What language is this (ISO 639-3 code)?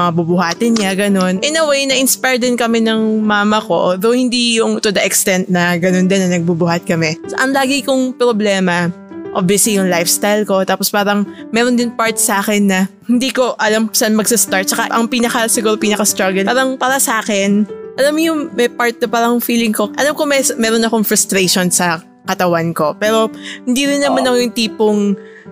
fil